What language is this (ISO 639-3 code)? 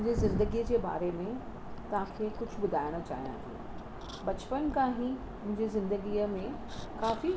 snd